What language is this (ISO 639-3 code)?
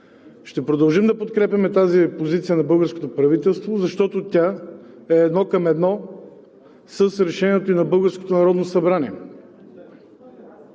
bul